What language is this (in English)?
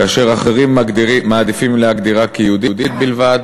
Hebrew